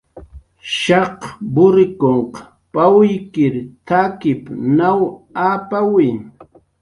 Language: Jaqaru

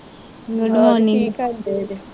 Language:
Punjabi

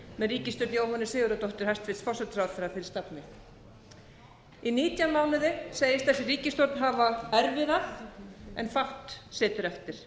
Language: Icelandic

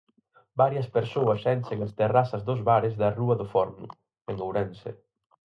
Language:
Galician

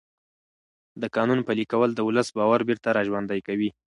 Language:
Pashto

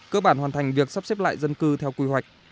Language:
Vietnamese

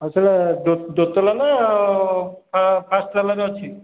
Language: Odia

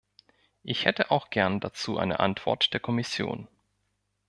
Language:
German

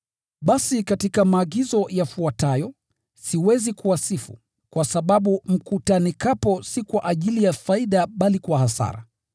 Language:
Swahili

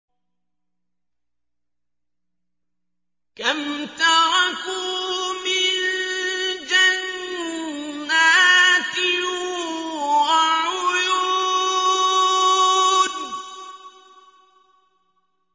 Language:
Arabic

